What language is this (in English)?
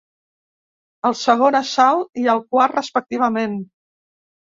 Catalan